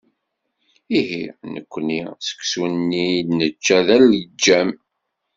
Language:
Kabyle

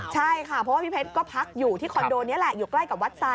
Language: Thai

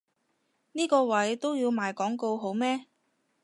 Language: Cantonese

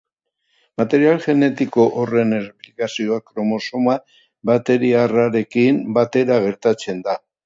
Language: Basque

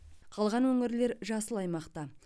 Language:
Kazakh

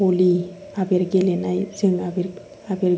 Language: Bodo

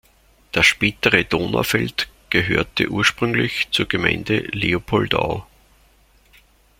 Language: German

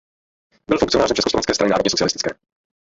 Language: Czech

